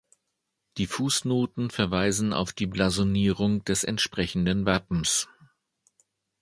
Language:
German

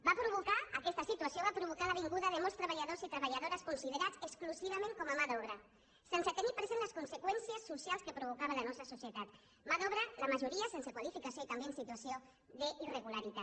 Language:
Catalan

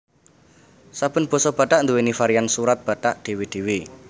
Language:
Javanese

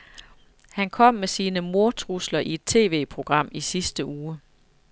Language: Danish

